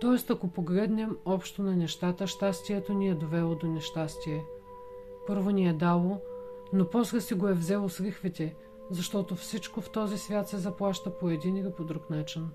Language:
Bulgarian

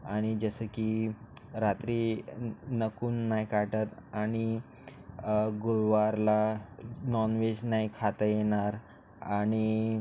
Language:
Marathi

